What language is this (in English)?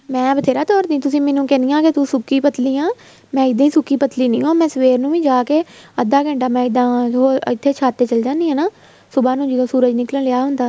Punjabi